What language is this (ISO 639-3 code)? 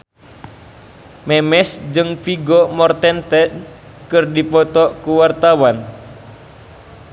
sun